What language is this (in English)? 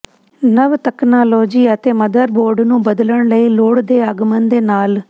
Punjabi